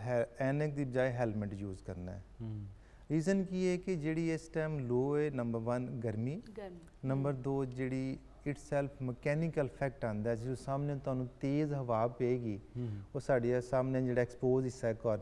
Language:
Hindi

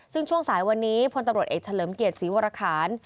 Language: Thai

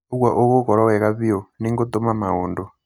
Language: Kikuyu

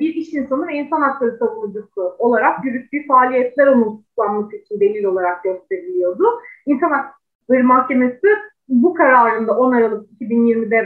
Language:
Turkish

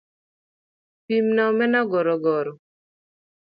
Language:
Luo (Kenya and Tanzania)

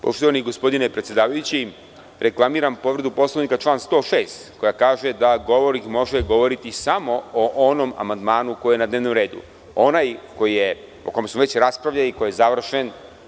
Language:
Serbian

